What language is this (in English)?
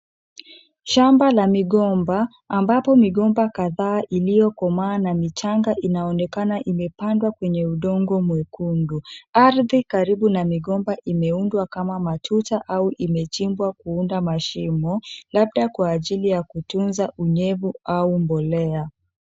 Swahili